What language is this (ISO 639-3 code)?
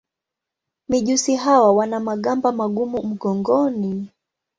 swa